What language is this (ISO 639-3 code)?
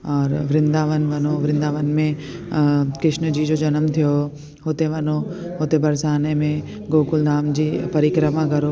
snd